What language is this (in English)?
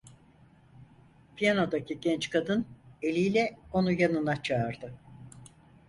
Turkish